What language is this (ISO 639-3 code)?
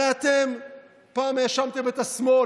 heb